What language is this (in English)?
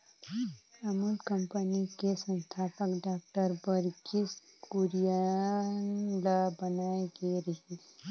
Chhattisgarhi